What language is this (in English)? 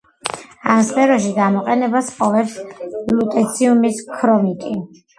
Georgian